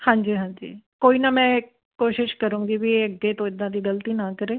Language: Punjabi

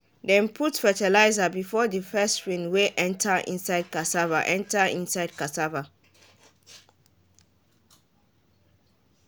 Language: Nigerian Pidgin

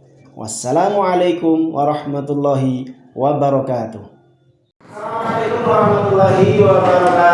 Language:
Indonesian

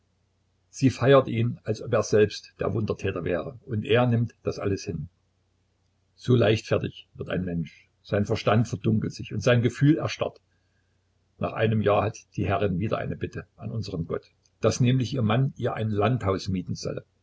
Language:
German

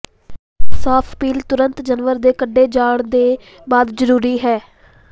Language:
Punjabi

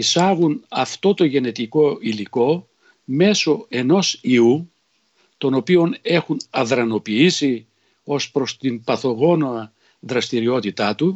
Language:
Greek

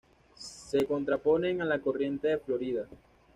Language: Spanish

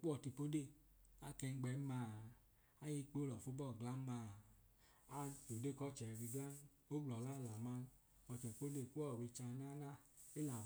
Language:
Idoma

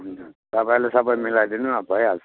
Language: Nepali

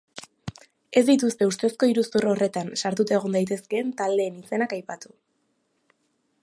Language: Basque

